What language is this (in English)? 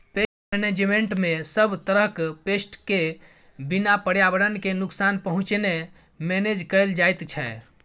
Maithili